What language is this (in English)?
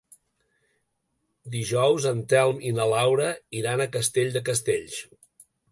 Catalan